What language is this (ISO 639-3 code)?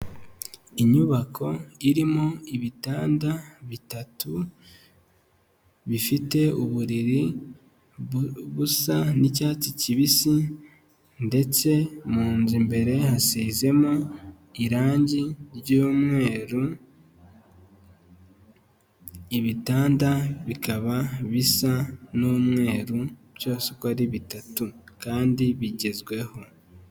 kin